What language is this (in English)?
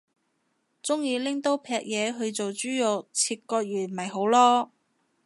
Cantonese